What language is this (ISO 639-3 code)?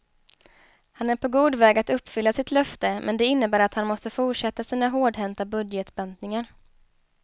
swe